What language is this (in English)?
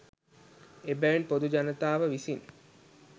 Sinhala